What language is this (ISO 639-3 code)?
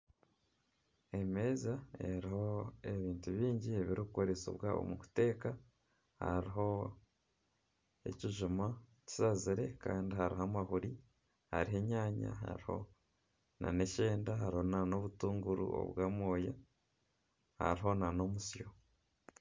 nyn